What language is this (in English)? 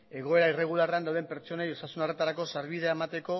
Basque